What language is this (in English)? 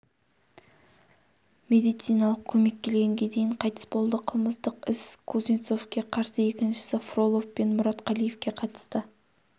Kazakh